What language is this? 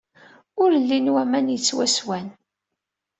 Kabyle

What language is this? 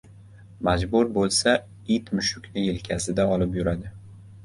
Uzbek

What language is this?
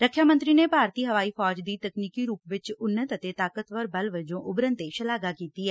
Punjabi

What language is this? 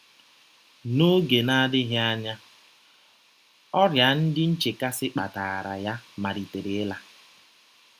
Igbo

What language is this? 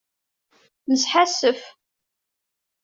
Kabyle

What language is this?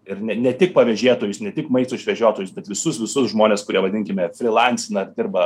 Lithuanian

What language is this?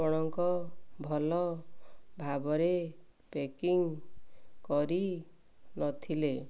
Odia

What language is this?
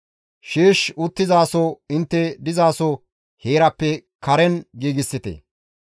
Gamo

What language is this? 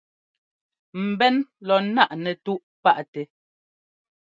Ngomba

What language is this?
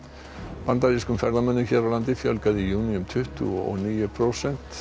Icelandic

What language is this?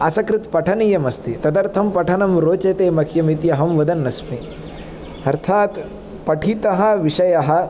Sanskrit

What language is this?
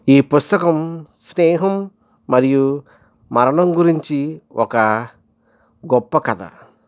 Telugu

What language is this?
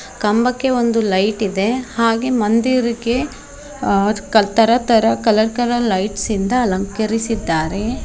Kannada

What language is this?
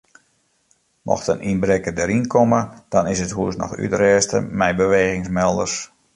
Western Frisian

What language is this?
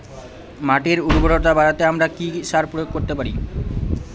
Bangla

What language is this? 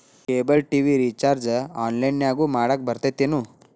Kannada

